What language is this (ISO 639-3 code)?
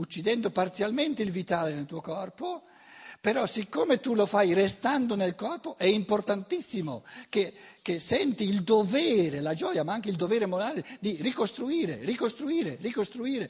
ita